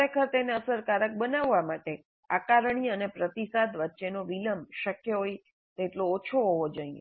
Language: Gujarati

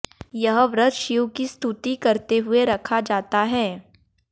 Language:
Hindi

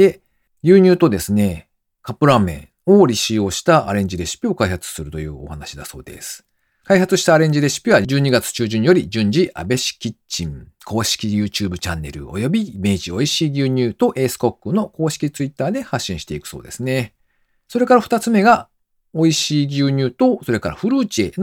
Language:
Japanese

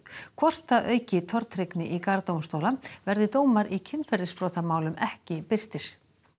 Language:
Icelandic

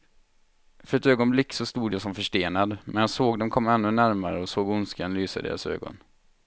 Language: Swedish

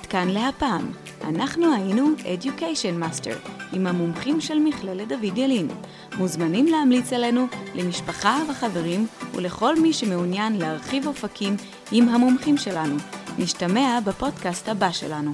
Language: Hebrew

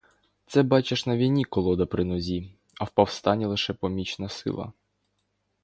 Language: Ukrainian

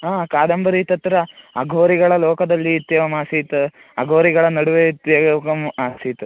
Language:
Sanskrit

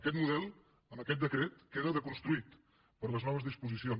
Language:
Catalan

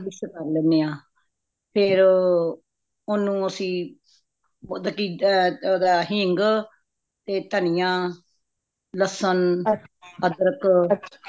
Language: Punjabi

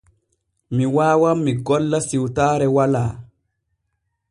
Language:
Borgu Fulfulde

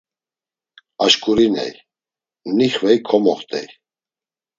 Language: Laz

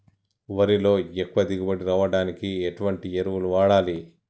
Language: Telugu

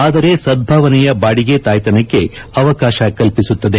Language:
Kannada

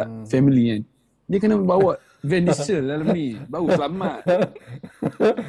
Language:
Malay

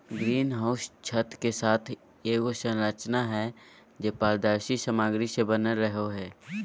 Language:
Magahi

